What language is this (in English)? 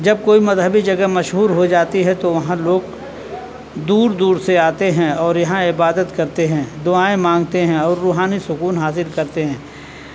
Urdu